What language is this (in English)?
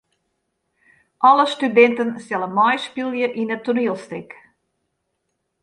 Western Frisian